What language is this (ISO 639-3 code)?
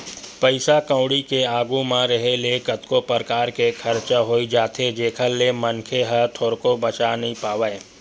hne